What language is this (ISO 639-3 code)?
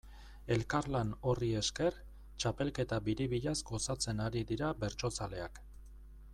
eus